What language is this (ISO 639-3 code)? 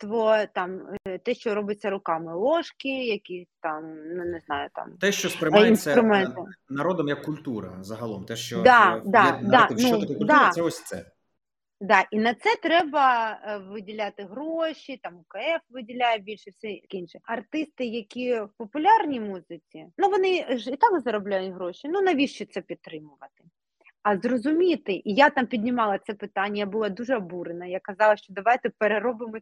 ukr